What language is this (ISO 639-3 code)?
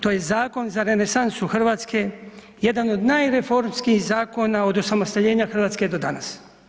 hrv